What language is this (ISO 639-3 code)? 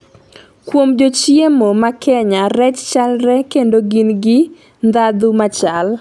luo